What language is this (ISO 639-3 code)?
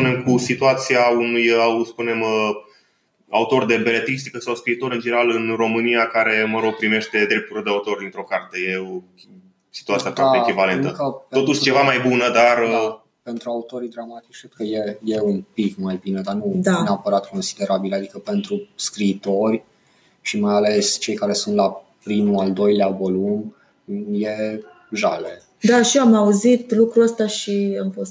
ron